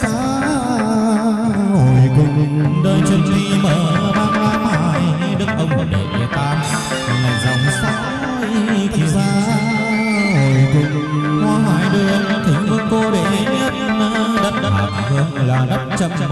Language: Vietnamese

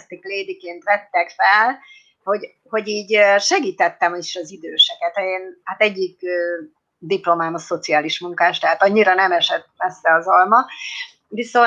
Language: Hungarian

